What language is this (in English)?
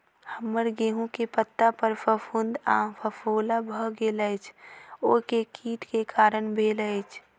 Maithili